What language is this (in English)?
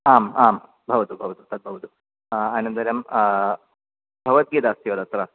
Sanskrit